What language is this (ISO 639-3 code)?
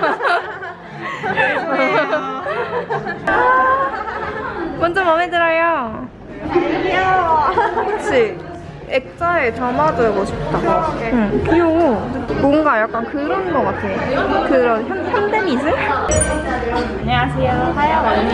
kor